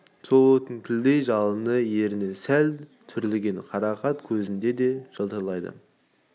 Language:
Kazakh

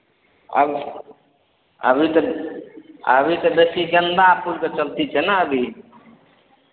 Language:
Maithili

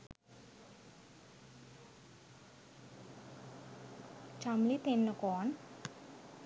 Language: Sinhala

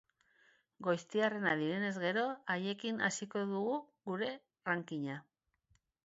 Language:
Basque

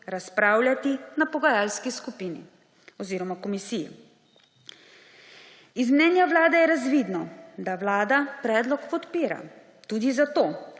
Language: Slovenian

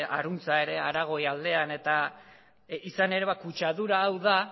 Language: Basque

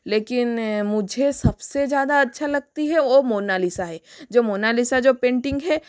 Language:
Hindi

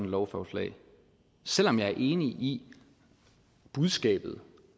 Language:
Danish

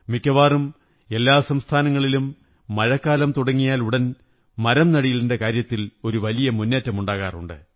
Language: Malayalam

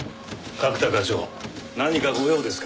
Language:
Japanese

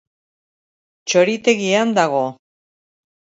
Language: Basque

